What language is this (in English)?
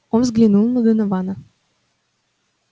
Russian